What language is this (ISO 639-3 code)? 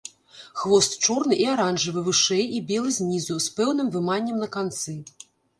bel